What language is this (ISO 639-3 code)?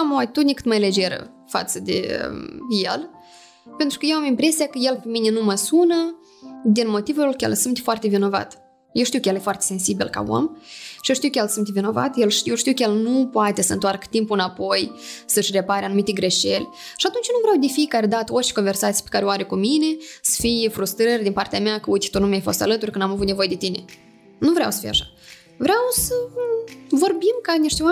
ron